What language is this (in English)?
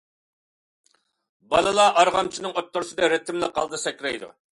Uyghur